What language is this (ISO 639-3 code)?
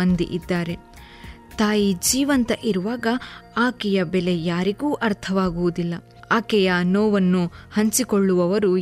kan